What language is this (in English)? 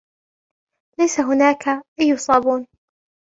Arabic